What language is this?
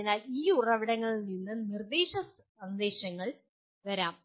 Malayalam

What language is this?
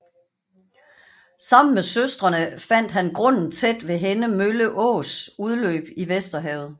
Danish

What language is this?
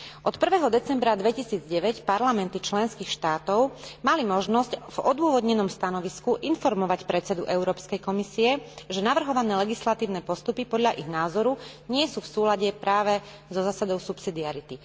Slovak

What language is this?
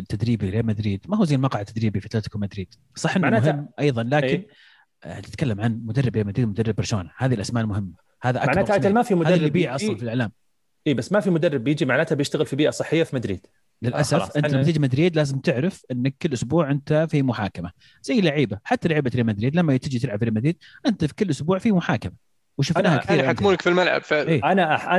Arabic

